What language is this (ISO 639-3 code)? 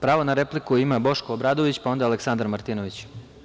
srp